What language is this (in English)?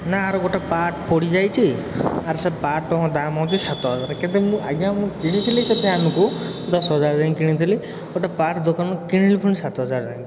Odia